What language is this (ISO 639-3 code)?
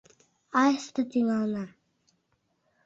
chm